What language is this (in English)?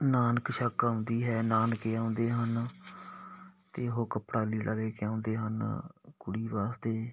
Punjabi